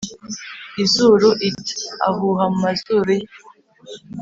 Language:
Kinyarwanda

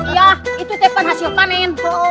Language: Indonesian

